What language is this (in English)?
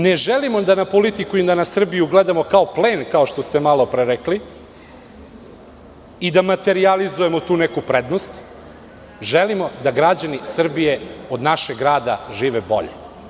Serbian